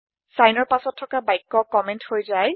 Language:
Assamese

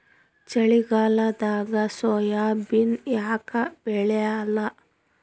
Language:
Kannada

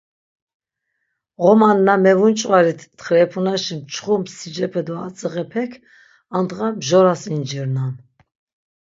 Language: Laz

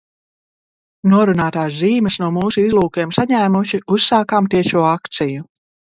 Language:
Latvian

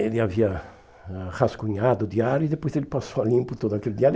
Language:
Portuguese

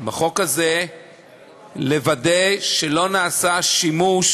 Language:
Hebrew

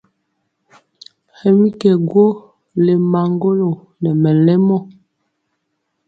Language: Mpiemo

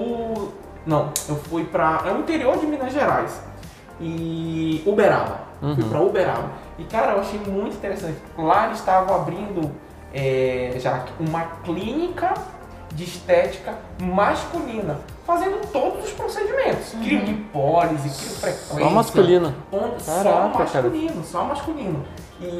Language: Portuguese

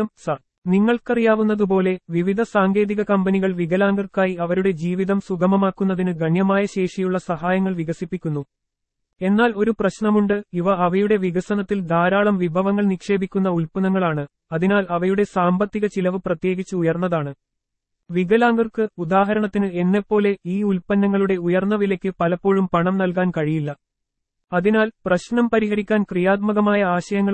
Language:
Malayalam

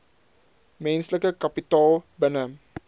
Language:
Afrikaans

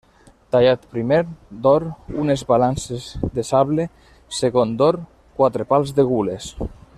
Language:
Catalan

